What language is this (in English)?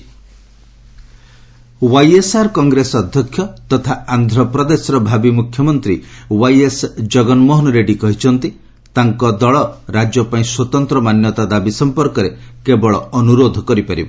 Odia